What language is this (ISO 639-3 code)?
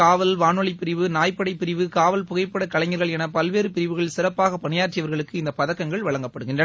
tam